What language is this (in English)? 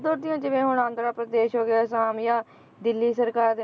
Punjabi